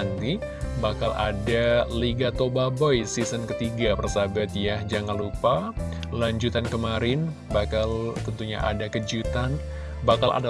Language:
Indonesian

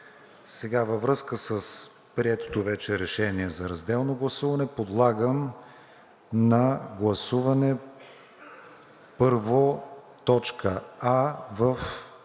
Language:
Bulgarian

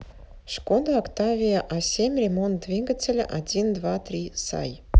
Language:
Russian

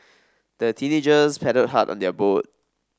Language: English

